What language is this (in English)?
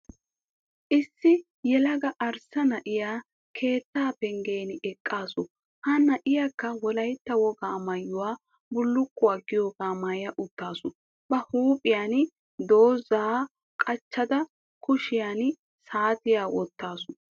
Wolaytta